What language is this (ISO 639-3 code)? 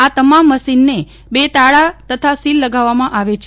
guj